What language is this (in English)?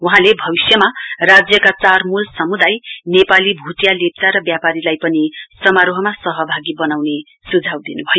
Nepali